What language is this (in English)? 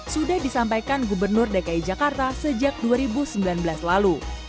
Indonesian